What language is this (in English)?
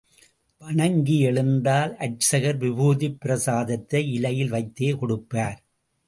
Tamil